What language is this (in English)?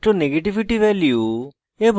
Bangla